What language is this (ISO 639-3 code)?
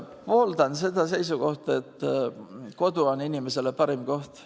est